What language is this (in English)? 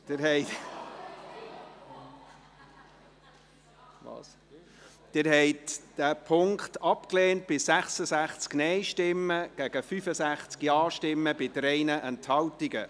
Swiss German